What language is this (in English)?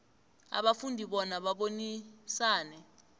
South Ndebele